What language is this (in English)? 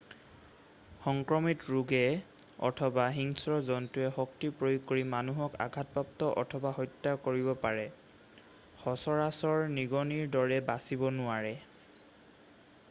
Assamese